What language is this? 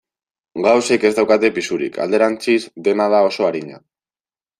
Basque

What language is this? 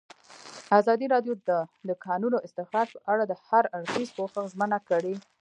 Pashto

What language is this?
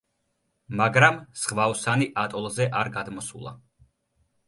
Georgian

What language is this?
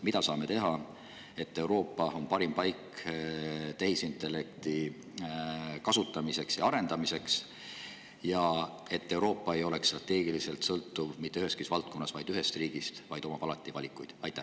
Estonian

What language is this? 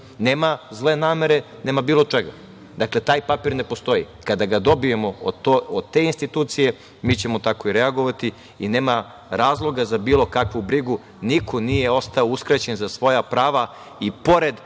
Serbian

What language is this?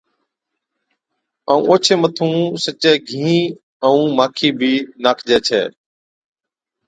Od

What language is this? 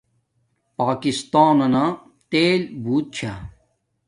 Domaaki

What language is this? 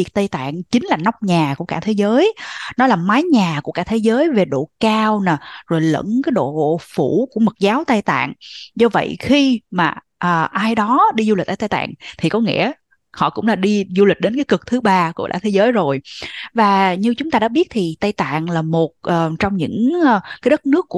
Vietnamese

